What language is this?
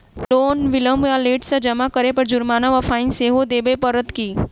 Maithili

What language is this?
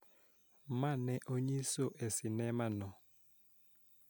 Luo (Kenya and Tanzania)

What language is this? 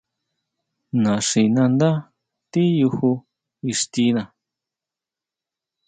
Huautla Mazatec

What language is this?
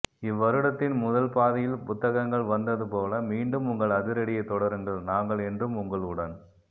Tamil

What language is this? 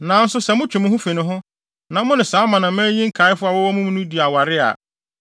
Akan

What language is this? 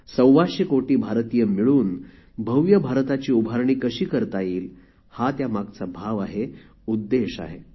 Marathi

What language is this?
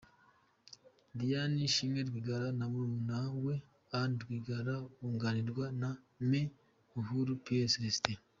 Kinyarwanda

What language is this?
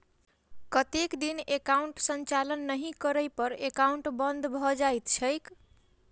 Maithili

